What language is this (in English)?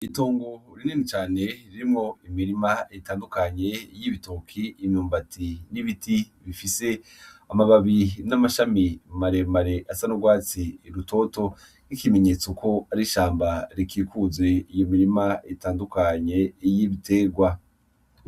Rundi